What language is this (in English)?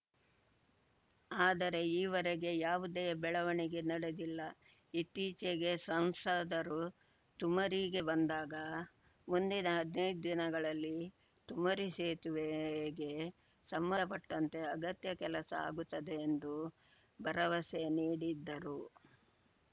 Kannada